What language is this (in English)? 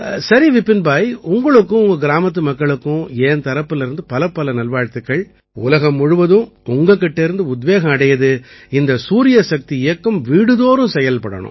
Tamil